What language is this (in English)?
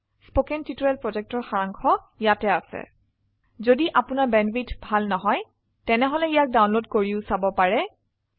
Assamese